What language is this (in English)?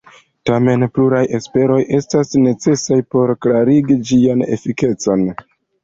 Esperanto